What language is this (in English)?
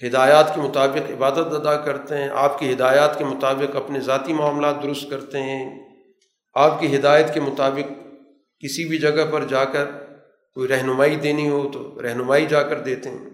Urdu